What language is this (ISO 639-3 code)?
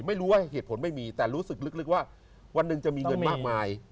tha